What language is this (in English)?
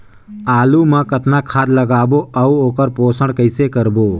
Chhattisgarhi